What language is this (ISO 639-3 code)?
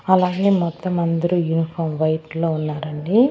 tel